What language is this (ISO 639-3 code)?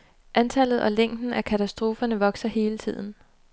dan